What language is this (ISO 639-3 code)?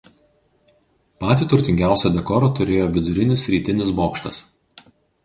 lit